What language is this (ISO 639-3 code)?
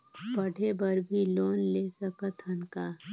hne